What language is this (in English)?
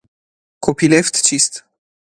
Persian